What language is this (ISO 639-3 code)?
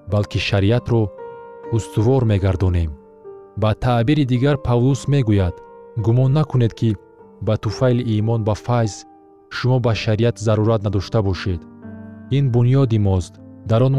fas